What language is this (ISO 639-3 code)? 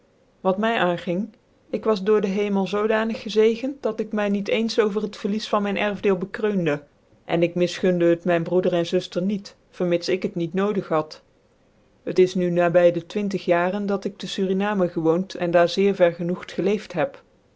nld